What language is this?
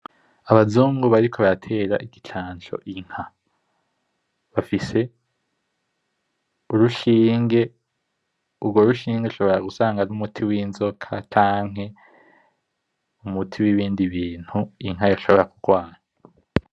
Rundi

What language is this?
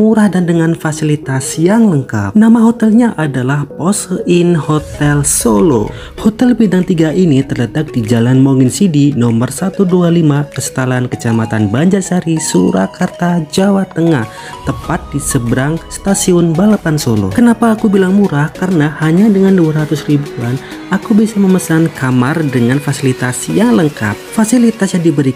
Indonesian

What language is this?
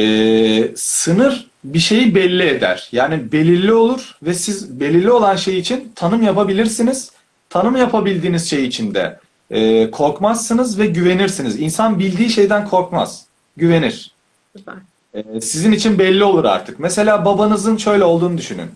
Turkish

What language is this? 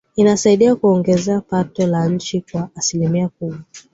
Swahili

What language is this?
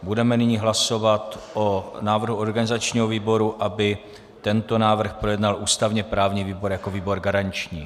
Czech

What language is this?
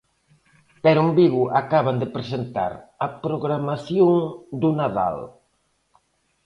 Galician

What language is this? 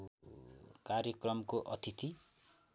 Nepali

